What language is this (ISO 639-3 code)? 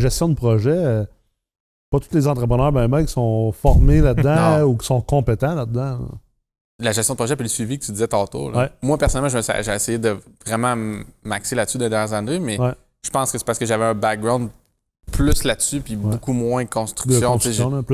fra